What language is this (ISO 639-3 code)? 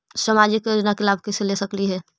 mag